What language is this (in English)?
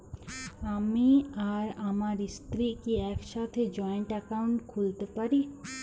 Bangla